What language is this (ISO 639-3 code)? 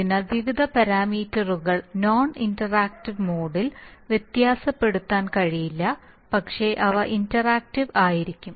mal